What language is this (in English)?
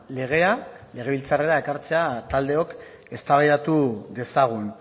Basque